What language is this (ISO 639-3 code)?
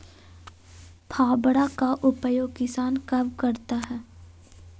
mag